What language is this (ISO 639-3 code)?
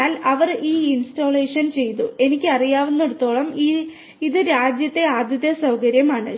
mal